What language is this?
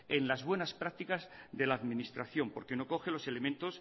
Spanish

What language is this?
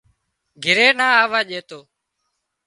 Wadiyara Koli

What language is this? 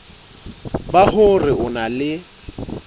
Southern Sotho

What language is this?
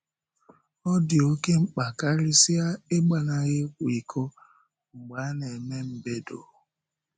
Igbo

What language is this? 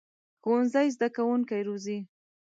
Pashto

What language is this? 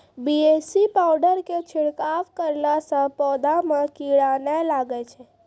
Maithili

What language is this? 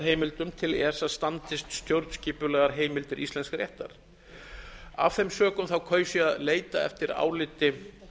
Icelandic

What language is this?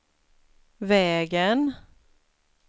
Swedish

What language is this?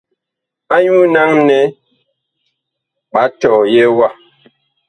Bakoko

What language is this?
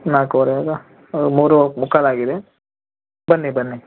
Kannada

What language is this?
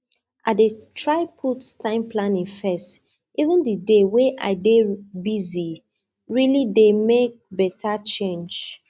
Nigerian Pidgin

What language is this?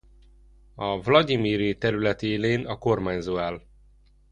Hungarian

